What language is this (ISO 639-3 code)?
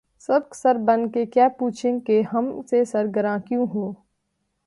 urd